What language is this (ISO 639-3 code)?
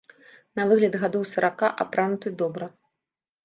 bel